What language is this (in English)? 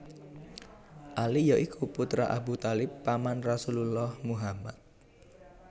Javanese